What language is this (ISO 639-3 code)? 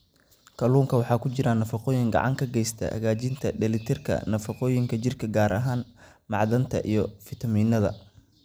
som